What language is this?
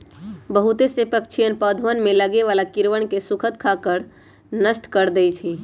Magahi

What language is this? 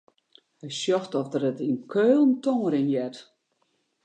Western Frisian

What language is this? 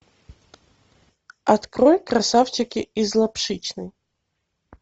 Russian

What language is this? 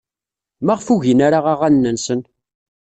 Kabyle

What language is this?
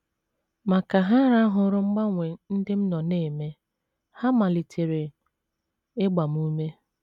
Igbo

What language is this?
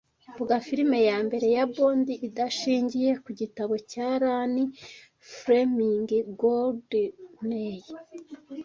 Kinyarwanda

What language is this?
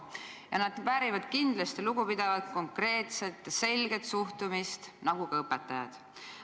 Estonian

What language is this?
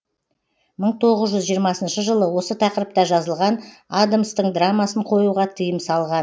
Kazakh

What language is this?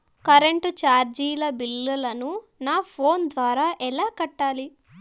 Telugu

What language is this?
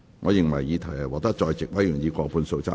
Cantonese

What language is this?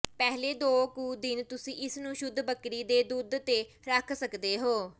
Punjabi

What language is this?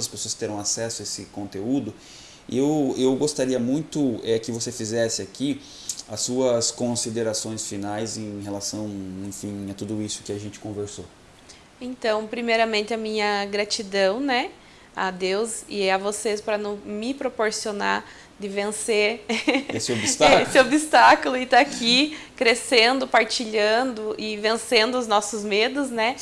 Portuguese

